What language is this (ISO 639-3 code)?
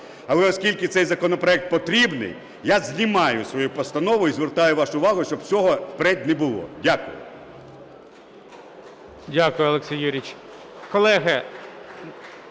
ukr